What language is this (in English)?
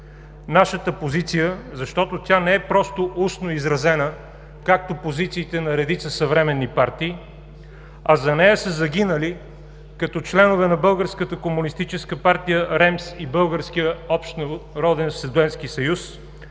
Bulgarian